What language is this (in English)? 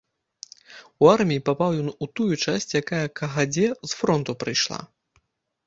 Belarusian